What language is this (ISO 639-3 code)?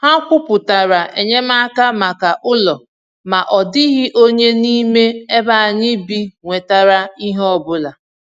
ibo